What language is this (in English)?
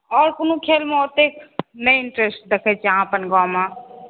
Maithili